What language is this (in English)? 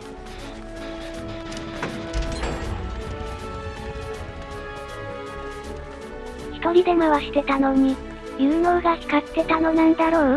Japanese